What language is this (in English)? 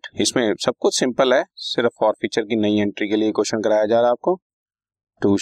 Hindi